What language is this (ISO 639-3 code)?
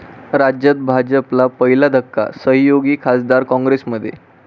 mar